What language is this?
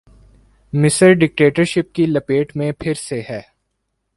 Urdu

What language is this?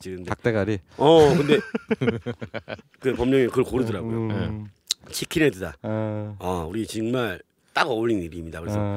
Korean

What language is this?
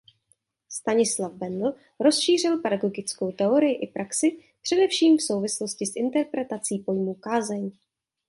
Czech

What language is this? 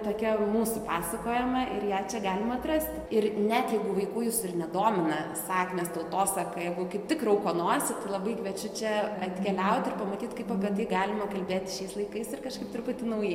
Lithuanian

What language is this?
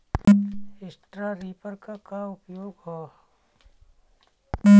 Bhojpuri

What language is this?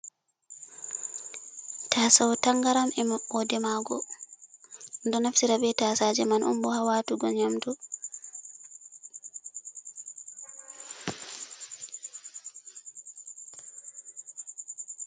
Fula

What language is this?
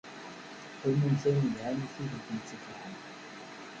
Kabyle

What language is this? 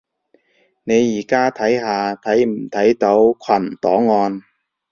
Cantonese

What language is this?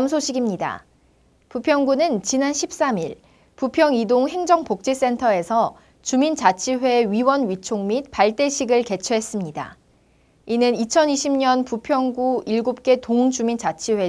Korean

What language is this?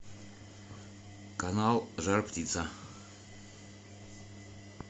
Russian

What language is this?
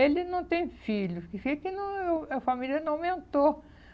Portuguese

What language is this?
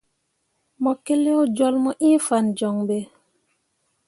Mundang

